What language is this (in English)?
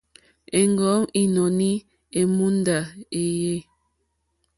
Mokpwe